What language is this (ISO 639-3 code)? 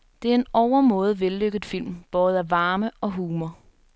dan